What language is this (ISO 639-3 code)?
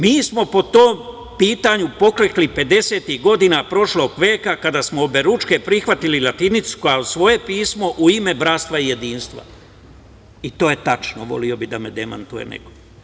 srp